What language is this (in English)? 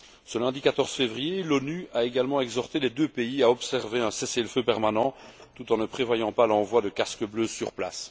French